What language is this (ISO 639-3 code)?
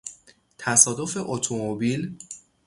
fas